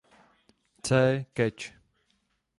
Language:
Czech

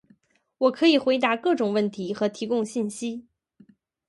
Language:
Chinese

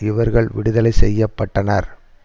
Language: Tamil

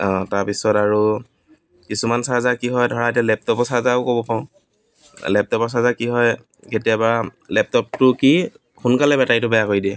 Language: Assamese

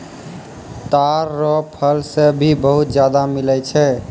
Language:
Maithili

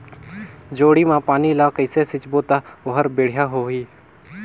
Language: Chhattisgarhi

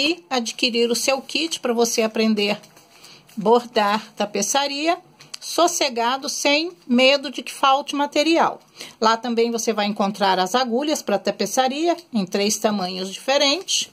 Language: Portuguese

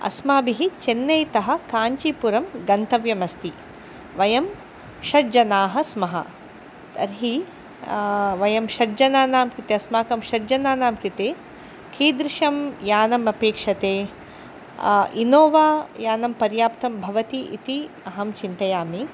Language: Sanskrit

